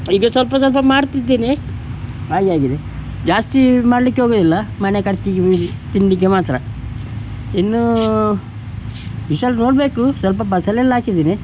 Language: Kannada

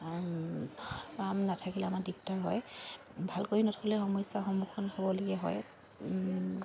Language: Assamese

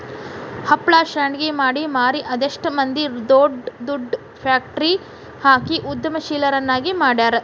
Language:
Kannada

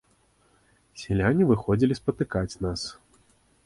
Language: Belarusian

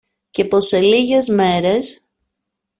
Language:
Greek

